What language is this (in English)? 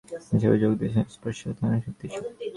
Bangla